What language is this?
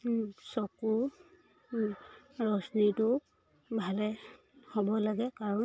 Assamese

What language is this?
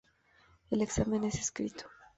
Spanish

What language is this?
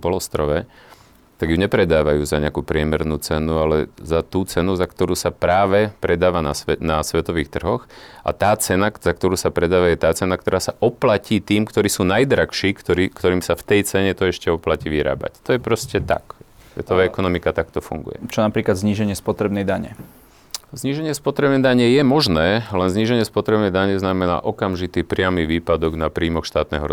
Slovak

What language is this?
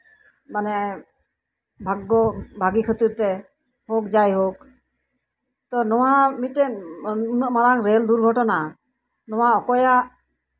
Santali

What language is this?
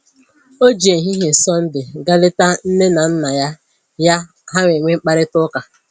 Igbo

